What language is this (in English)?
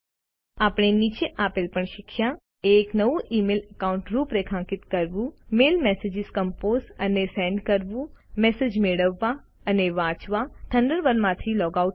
Gujarati